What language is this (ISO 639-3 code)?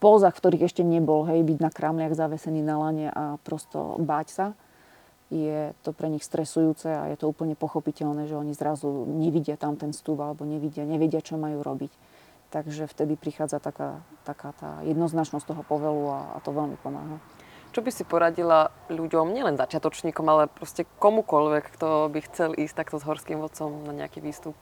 slk